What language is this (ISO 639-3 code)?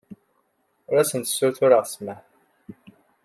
kab